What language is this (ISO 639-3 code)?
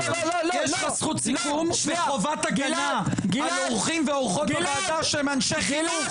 heb